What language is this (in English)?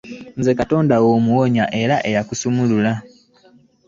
Ganda